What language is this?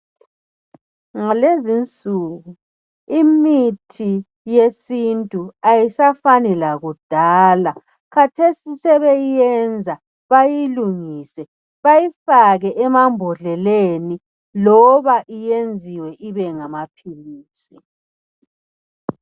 North Ndebele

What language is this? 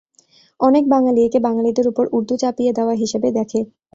Bangla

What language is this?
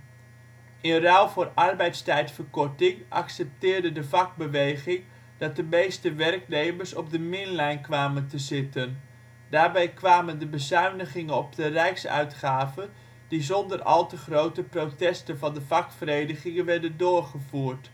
Dutch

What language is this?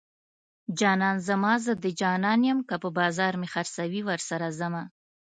Pashto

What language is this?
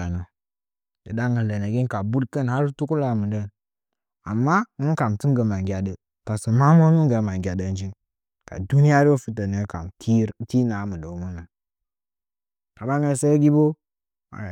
Nzanyi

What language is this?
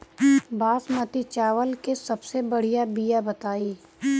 Bhojpuri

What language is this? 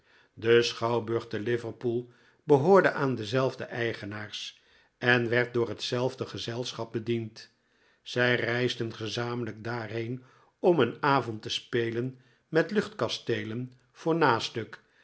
Dutch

